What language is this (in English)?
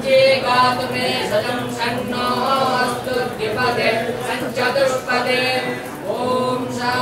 Ukrainian